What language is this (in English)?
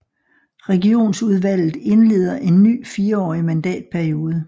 Danish